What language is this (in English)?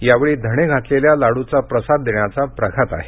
Marathi